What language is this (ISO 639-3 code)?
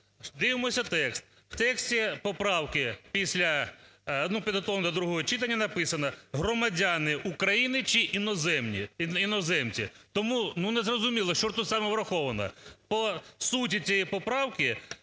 ukr